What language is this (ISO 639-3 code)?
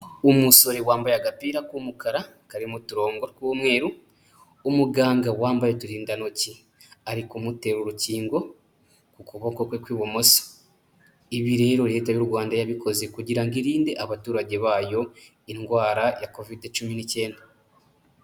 kin